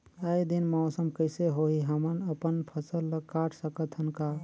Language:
Chhattisgarhi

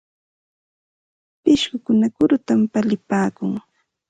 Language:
Santa Ana de Tusi Pasco Quechua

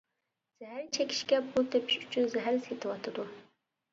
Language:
Uyghur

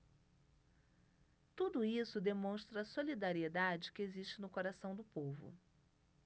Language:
Portuguese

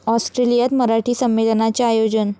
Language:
Marathi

